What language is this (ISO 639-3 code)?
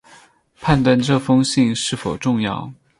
zho